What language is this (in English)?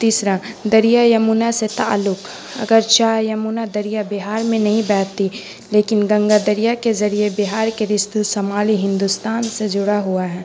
Urdu